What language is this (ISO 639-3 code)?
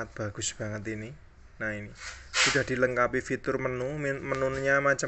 ind